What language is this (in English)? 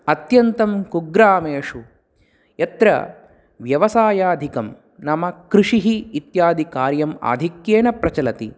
Sanskrit